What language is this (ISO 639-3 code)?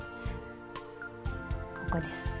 jpn